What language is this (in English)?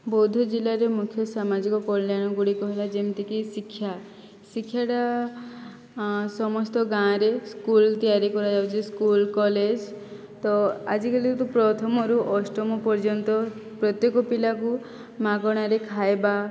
Odia